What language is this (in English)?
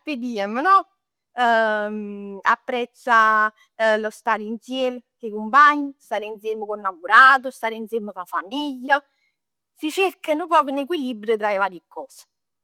Neapolitan